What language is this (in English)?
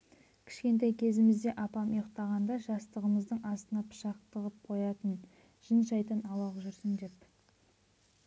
Kazakh